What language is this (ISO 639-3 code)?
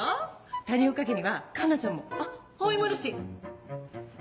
jpn